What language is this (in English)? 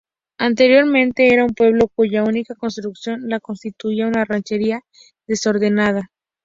Spanish